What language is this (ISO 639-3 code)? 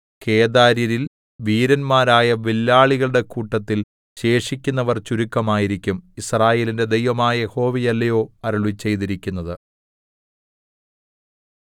mal